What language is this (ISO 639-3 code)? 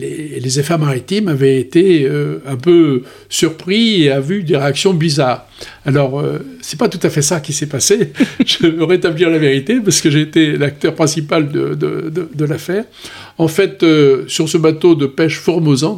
fra